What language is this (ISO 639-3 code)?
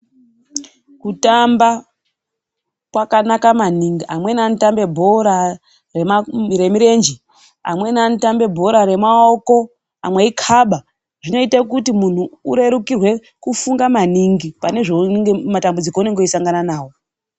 ndc